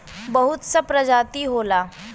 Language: Bhojpuri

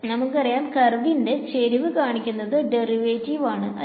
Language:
Malayalam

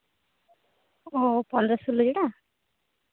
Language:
Santali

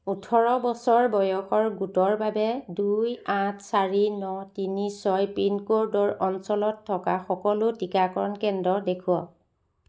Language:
Assamese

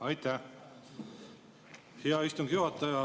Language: Estonian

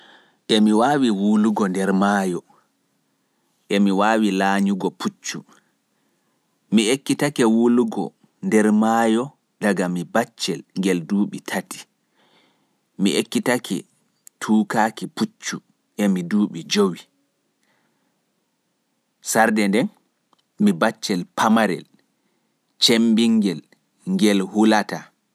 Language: Fula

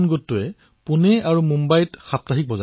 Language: Assamese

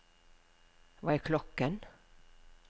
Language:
Norwegian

